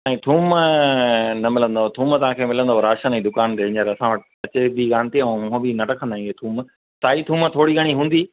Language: Sindhi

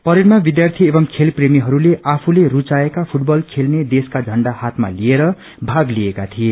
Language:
Nepali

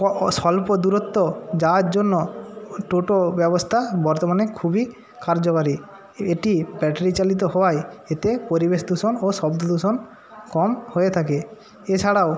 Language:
Bangla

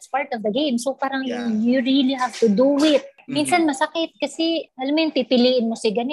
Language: Filipino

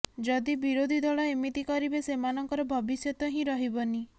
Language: Odia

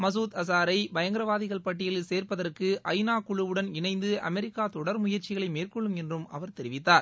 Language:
Tamil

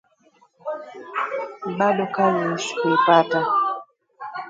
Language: Swahili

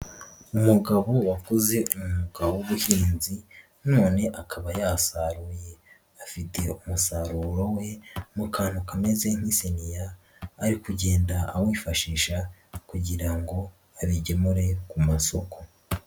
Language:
Kinyarwanda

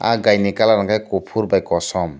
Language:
Kok Borok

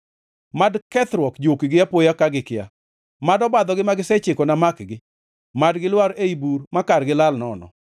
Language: Luo (Kenya and Tanzania)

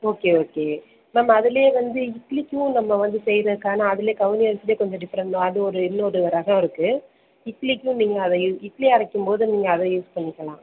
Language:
Tamil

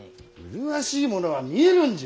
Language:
Japanese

